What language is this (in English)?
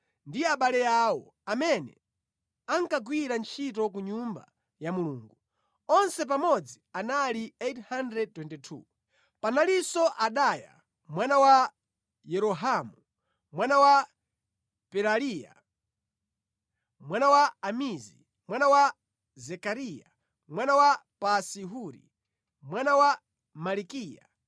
Nyanja